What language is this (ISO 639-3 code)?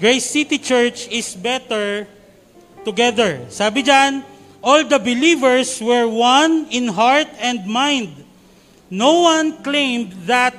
fil